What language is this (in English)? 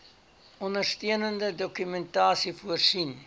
Afrikaans